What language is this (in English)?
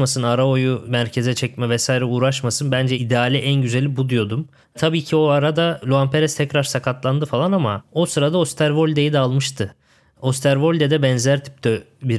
Turkish